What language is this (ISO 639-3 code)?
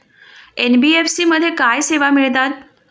mar